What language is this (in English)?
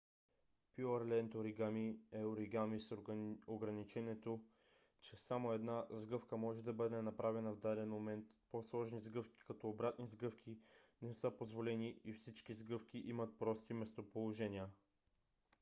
Bulgarian